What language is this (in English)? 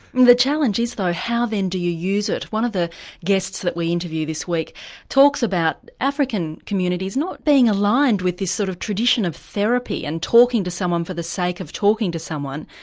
English